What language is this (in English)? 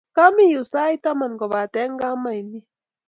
Kalenjin